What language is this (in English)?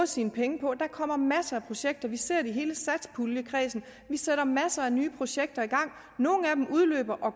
Danish